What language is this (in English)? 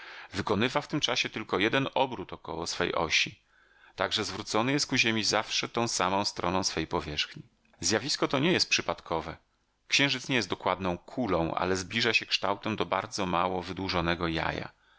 Polish